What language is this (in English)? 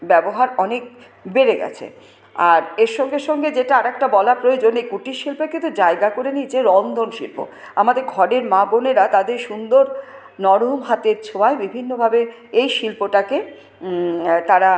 Bangla